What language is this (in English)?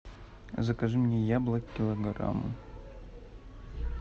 Russian